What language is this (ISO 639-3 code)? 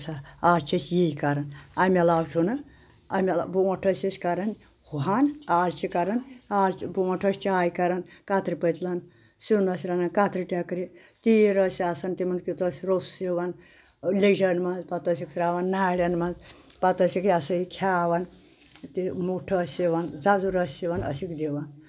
kas